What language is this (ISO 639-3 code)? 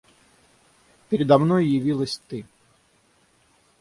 rus